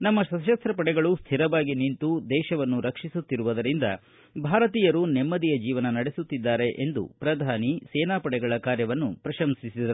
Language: Kannada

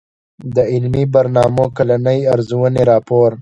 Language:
Pashto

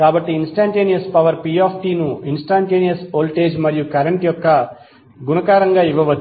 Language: Telugu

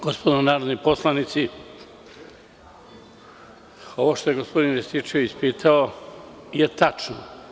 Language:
Serbian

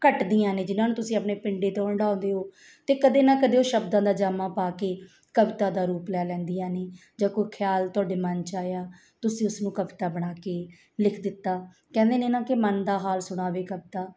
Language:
Punjabi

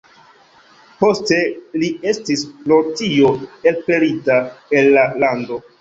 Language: Esperanto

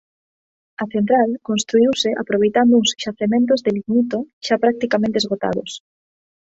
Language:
Galician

